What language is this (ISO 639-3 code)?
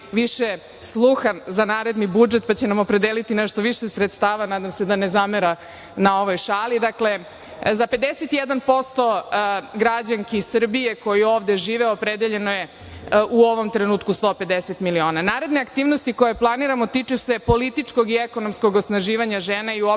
srp